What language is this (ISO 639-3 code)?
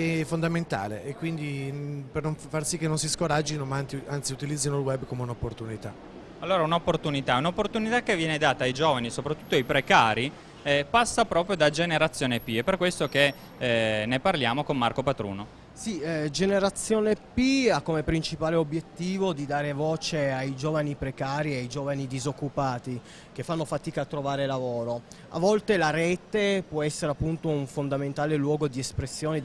ita